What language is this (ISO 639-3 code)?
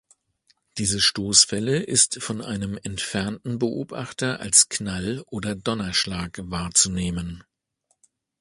deu